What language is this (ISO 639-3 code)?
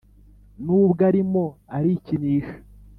kin